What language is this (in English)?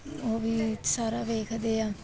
Punjabi